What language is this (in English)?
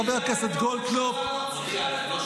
Hebrew